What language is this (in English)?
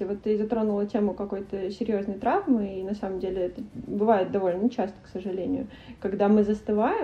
Russian